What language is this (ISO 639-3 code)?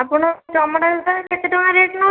ori